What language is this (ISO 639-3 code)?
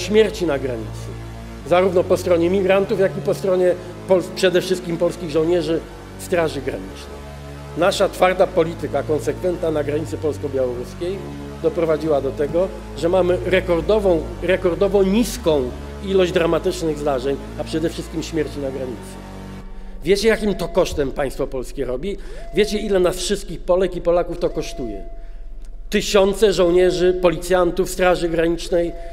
pol